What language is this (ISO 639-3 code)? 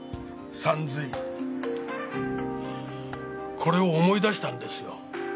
jpn